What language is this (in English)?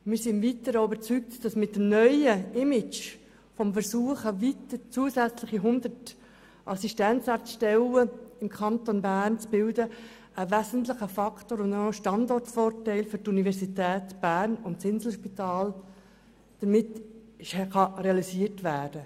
Swiss German